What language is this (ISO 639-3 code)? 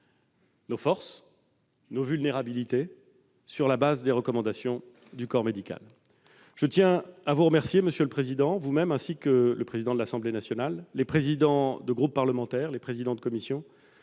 fra